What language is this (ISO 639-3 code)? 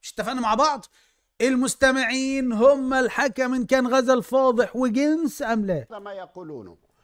ara